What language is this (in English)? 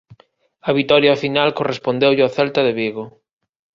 Galician